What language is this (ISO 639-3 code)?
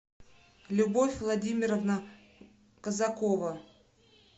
rus